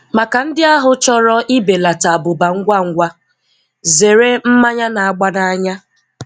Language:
Igbo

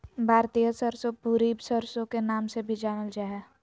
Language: Magahi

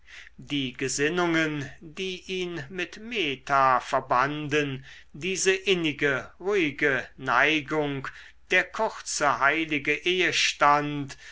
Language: German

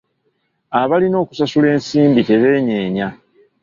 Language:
Ganda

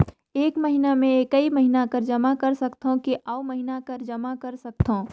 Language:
Chhattisgarhi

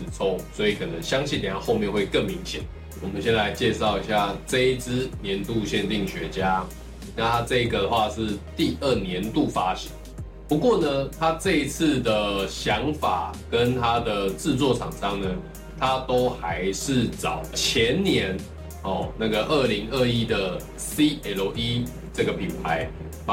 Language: Chinese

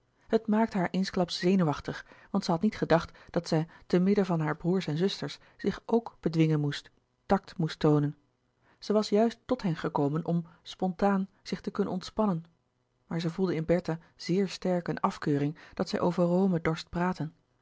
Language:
Dutch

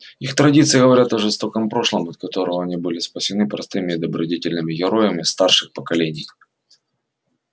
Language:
Russian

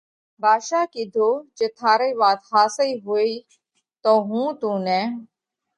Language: Parkari Koli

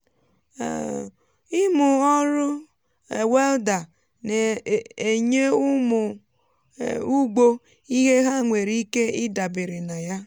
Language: Igbo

